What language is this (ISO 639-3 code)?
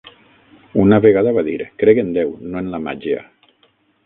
cat